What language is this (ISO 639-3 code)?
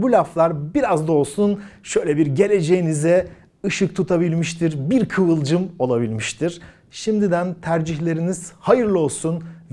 tur